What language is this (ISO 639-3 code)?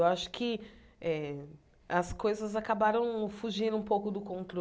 por